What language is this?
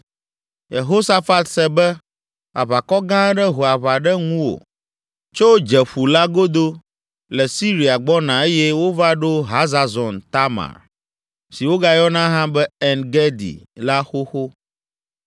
Ewe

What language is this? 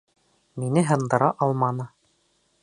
Bashkir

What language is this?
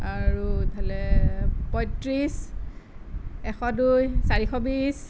Assamese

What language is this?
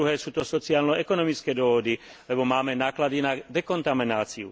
Slovak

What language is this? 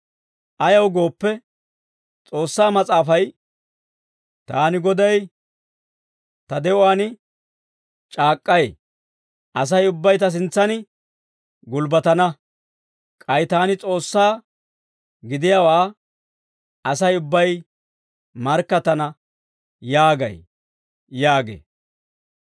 Dawro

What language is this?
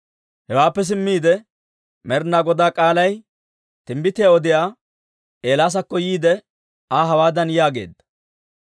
Dawro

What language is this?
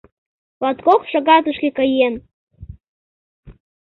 Mari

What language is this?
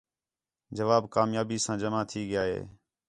Khetrani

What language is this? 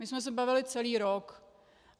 Czech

